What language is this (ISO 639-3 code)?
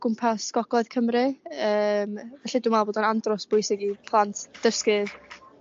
cym